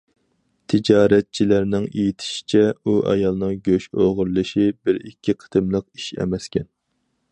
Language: Uyghur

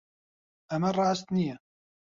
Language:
Central Kurdish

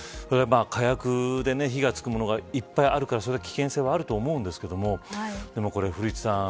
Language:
Japanese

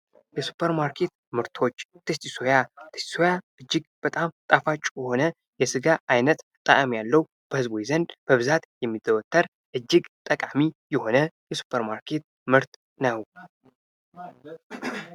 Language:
Amharic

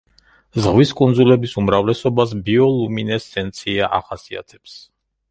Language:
Georgian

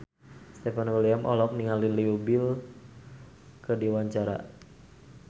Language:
Sundanese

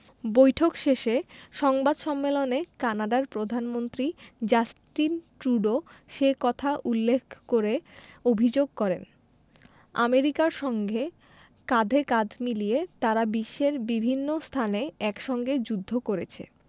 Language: Bangla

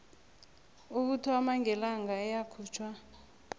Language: South Ndebele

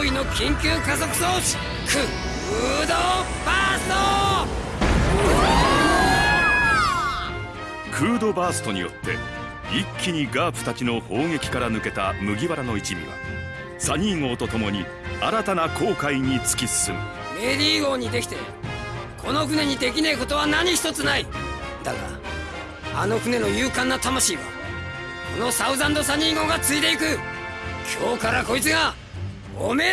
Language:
Japanese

